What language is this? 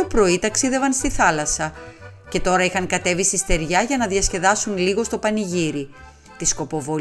Greek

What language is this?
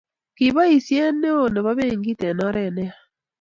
Kalenjin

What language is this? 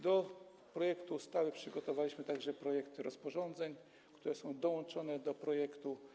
Polish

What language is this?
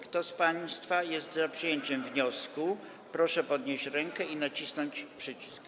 Polish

